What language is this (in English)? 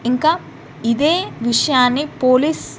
Telugu